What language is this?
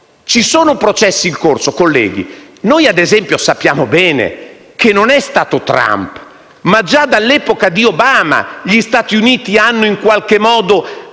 Italian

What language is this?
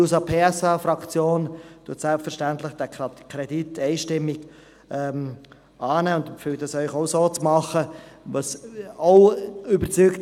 Swiss German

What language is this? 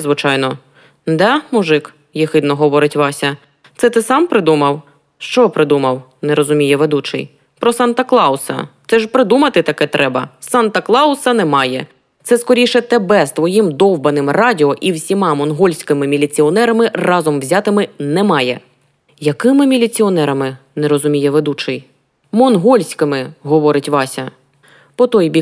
Ukrainian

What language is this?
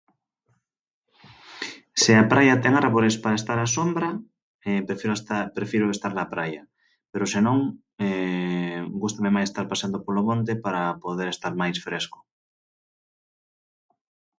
Galician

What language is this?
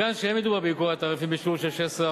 Hebrew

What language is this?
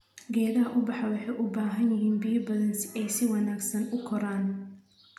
Somali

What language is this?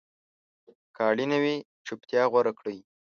Pashto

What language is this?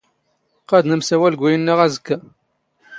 Standard Moroccan Tamazight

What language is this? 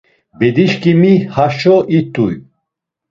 Laz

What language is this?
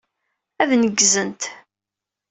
Kabyle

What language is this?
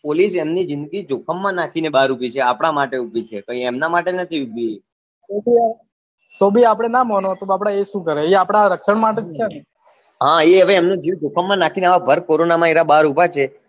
Gujarati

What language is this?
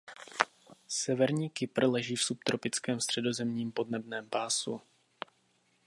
Czech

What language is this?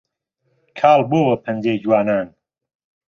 Central Kurdish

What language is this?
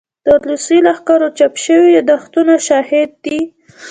Pashto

